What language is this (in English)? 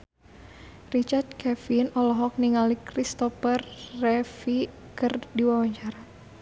Sundanese